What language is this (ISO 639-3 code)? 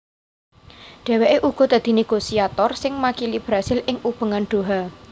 jav